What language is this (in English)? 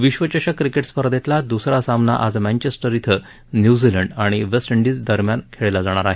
Marathi